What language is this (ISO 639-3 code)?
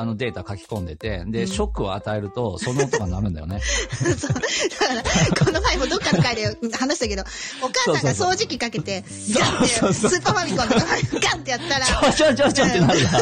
jpn